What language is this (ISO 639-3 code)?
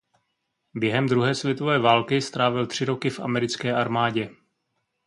ces